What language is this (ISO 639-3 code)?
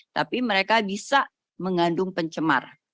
ind